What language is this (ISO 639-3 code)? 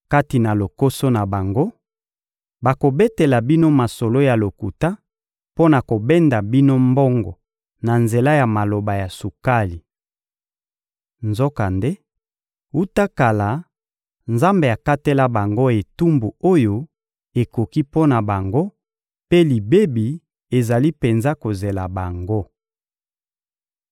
lin